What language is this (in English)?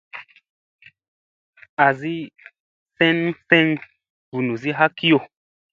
Musey